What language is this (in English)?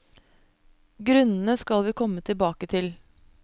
Norwegian